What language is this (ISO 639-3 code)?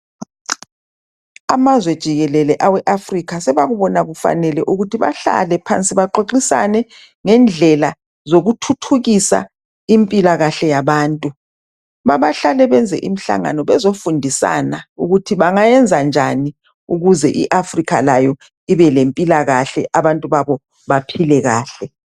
nde